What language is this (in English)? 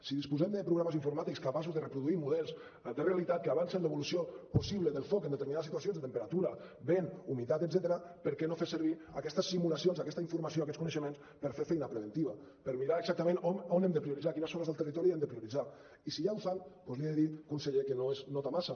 Catalan